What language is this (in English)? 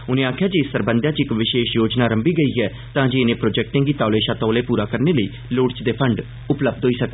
Dogri